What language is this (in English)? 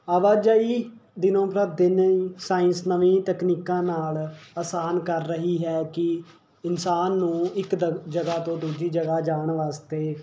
Punjabi